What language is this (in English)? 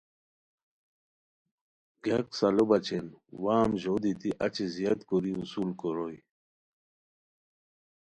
Khowar